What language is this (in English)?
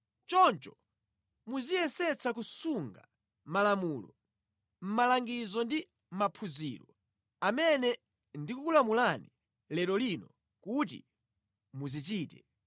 Nyanja